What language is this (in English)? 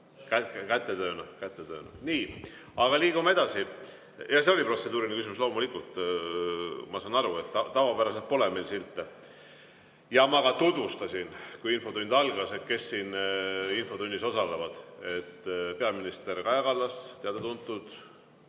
Estonian